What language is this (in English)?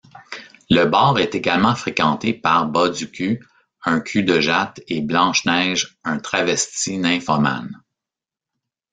French